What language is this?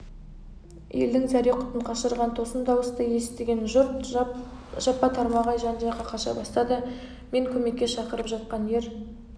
Kazakh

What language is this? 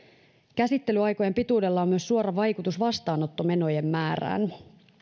Finnish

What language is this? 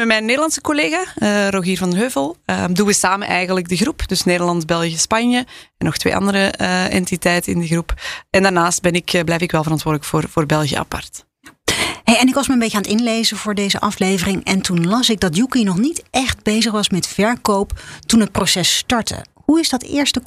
Dutch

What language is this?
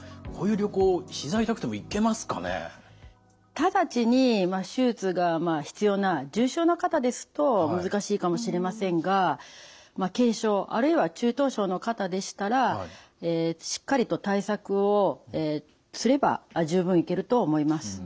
Japanese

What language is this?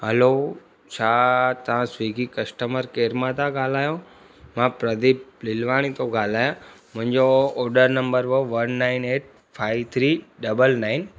Sindhi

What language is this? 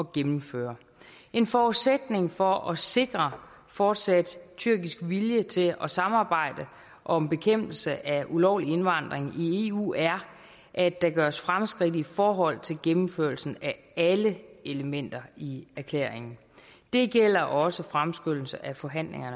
Danish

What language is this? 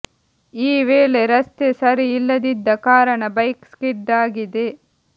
Kannada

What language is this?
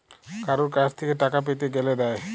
Bangla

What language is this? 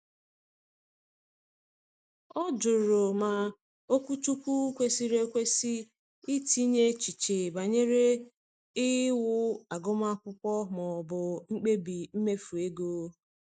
Igbo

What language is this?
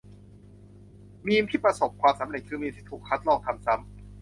Thai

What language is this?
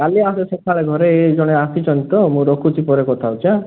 Odia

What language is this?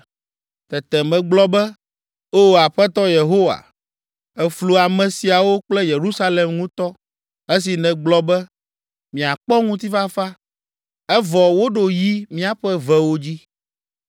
Ewe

